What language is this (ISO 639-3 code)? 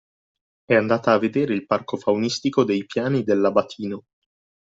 ita